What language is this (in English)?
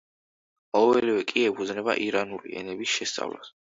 Georgian